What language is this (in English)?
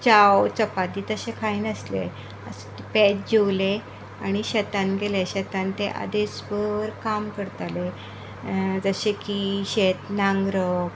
Konkani